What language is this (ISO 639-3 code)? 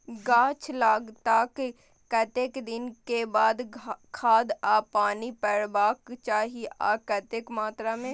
mai